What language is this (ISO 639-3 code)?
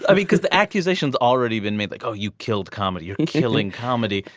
eng